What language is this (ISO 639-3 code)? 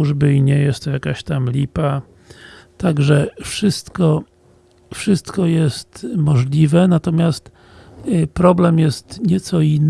pol